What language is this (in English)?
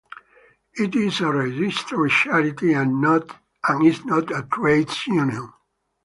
English